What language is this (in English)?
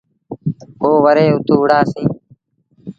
Sindhi Bhil